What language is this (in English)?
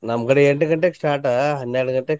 Kannada